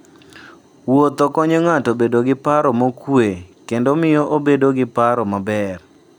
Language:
Luo (Kenya and Tanzania)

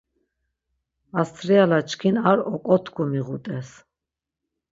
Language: Laz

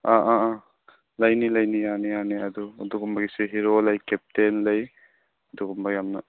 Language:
Manipuri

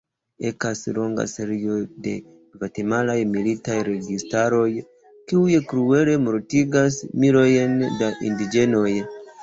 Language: Esperanto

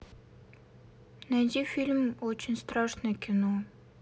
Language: Russian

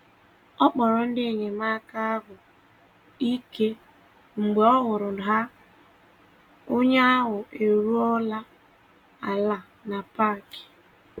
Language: Igbo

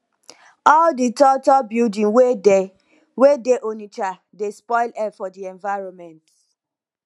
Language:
Nigerian Pidgin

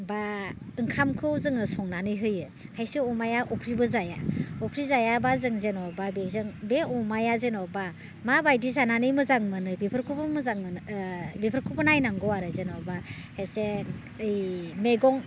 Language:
Bodo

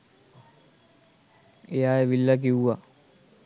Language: Sinhala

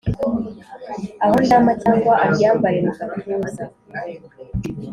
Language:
Kinyarwanda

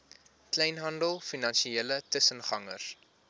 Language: Afrikaans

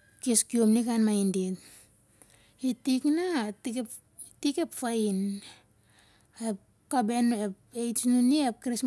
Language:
Siar-Lak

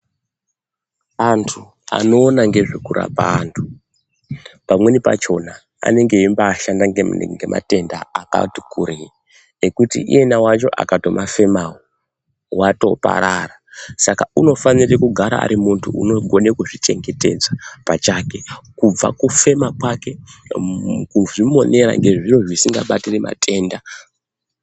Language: Ndau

